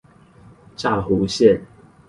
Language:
Chinese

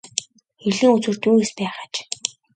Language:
Mongolian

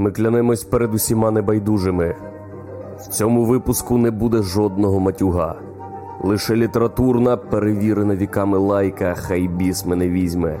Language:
Ukrainian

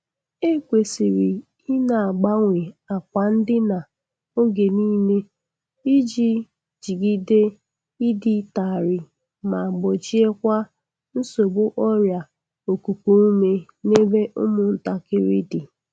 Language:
Igbo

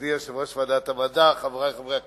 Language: Hebrew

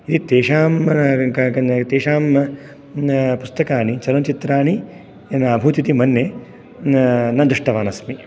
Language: Sanskrit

